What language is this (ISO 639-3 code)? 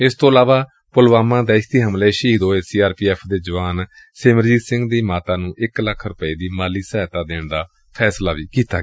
pan